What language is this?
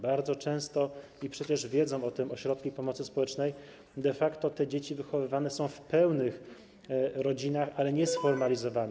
Polish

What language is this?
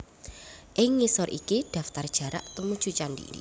Javanese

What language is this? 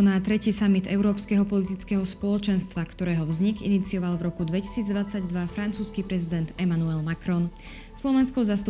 Slovak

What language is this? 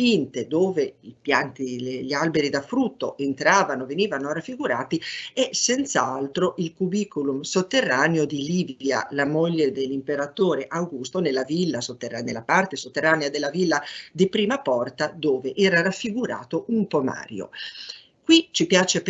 Italian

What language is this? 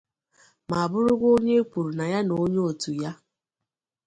Igbo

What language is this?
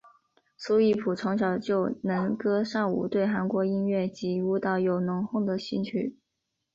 Chinese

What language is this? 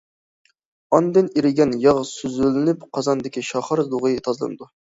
Uyghur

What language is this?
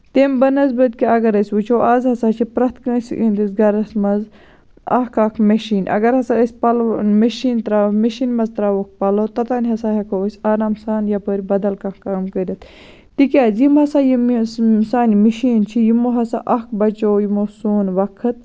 Kashmiri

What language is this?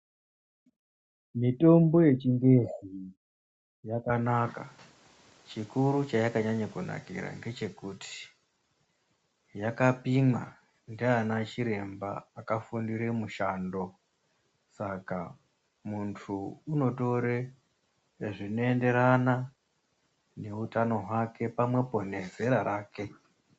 Ndau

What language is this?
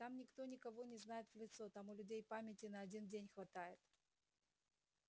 Russian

